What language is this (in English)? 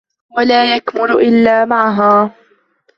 Arabic